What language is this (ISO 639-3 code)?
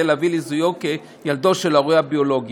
heb